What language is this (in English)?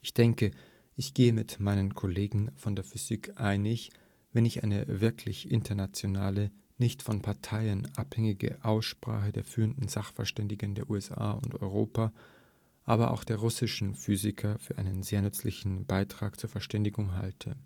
German